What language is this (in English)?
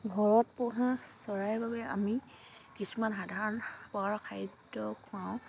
Assamese